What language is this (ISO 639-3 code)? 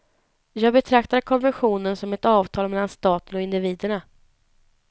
swe